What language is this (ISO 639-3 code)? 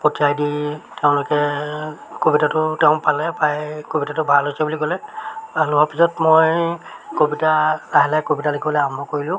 asm